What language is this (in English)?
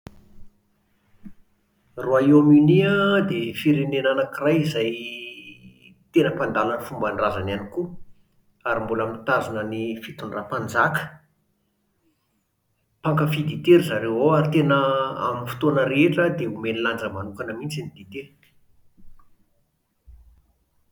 Malagasy